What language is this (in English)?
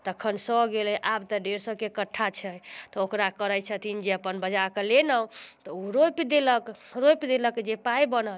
Maithili